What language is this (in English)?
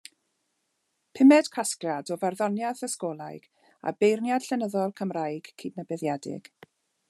Welsh